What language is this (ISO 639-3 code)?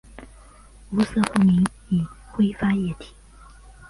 zho